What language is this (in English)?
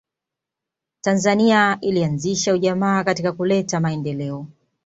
Swahili